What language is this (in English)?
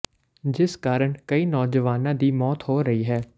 Punjabi